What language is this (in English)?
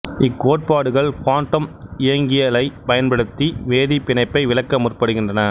Tamil